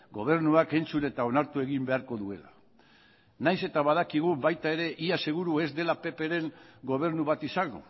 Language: Basque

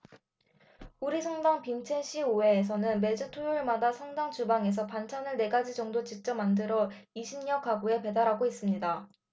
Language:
Korean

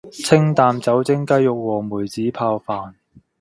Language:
Cantonese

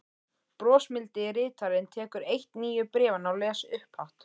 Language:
Icelandic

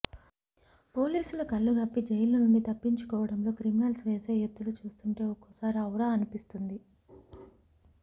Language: Telugu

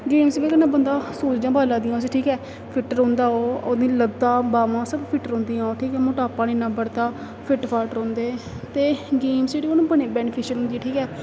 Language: Dogri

